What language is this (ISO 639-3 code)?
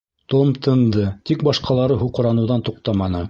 bak